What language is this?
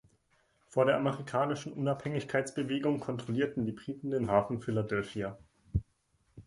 German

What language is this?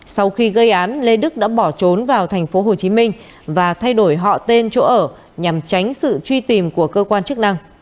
Vietnamese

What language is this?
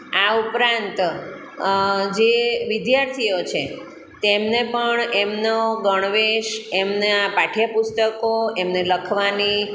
Gujarati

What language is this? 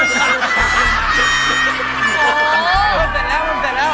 Thai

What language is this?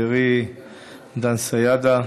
Hebrew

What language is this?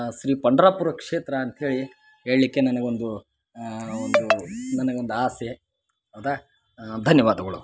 Kannada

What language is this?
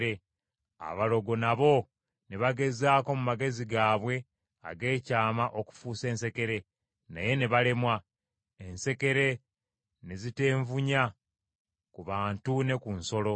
Ganda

